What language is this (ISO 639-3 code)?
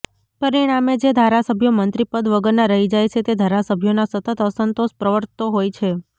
guj